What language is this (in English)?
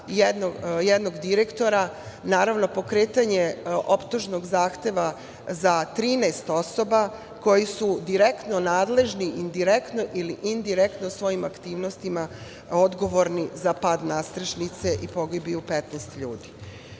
Serbian